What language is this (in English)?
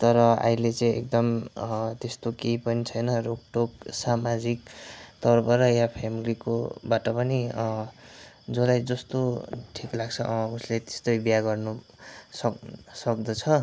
Nepali